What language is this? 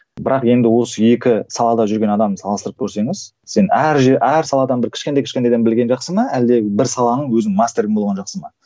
Kazakh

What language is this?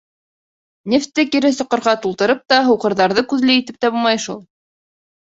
Bashkir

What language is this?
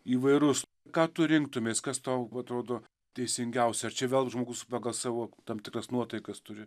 Lithuanian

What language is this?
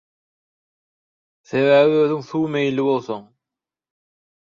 Turkmen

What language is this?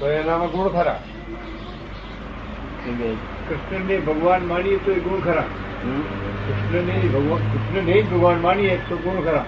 Gujarati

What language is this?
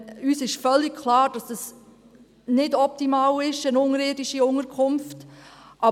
Swiss German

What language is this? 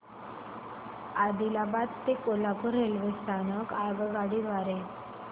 Marathi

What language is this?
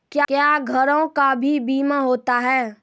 Maithili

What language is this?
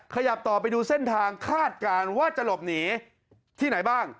Thai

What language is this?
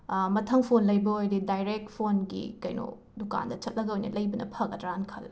Manipuri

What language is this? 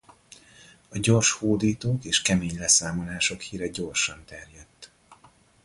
Hungarian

